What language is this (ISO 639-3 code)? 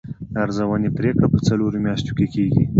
pus